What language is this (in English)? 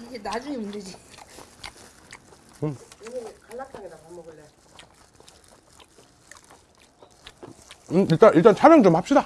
Korean